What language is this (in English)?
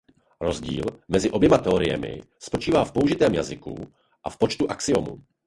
Czech